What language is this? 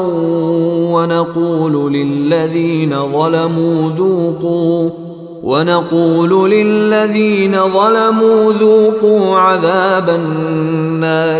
Swahili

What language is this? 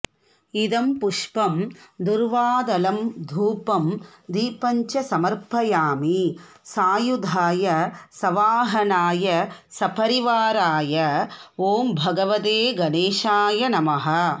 Sanskrit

